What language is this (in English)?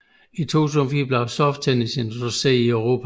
Danish